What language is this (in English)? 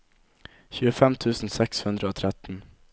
Norwegian